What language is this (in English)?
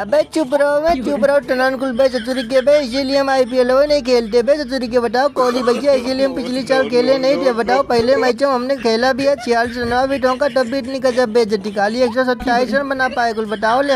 Hindi